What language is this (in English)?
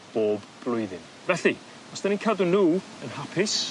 Welsh